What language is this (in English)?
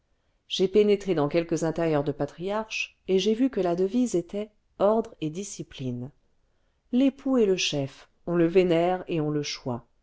French